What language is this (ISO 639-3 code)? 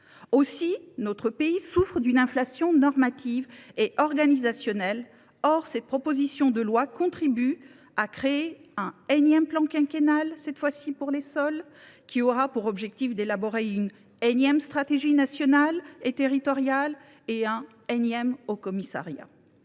fra